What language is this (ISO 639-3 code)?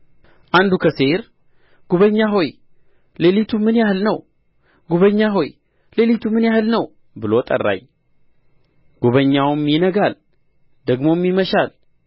amh